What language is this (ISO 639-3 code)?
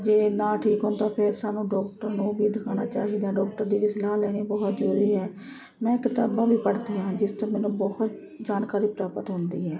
pan